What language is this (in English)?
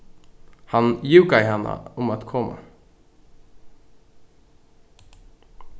Faroese